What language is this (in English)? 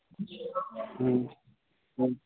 Maithili